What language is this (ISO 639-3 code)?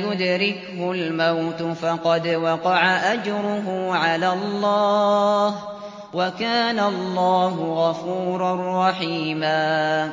ara